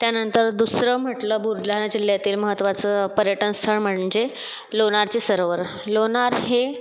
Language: Marathi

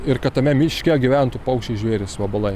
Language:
Lithuanian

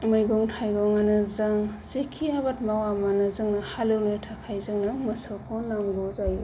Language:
Bodo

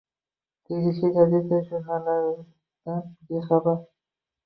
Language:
Uzbek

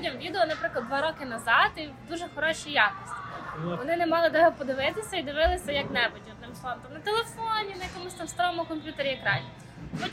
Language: Ukrainian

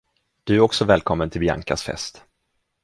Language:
Swedish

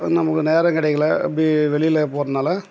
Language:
Tamil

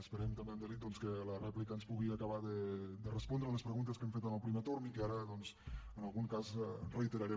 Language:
Catalan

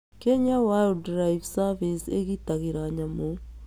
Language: Kikuyu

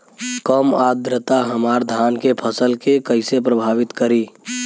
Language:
Bhojpuri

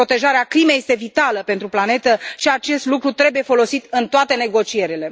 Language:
Romanian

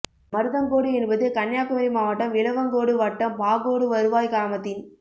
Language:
Tamil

